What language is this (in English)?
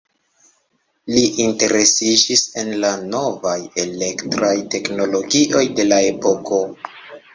Esperanto